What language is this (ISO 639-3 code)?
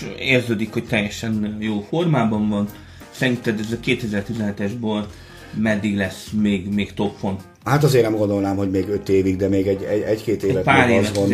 hun